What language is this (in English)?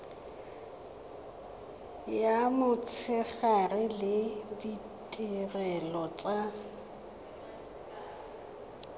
Tswana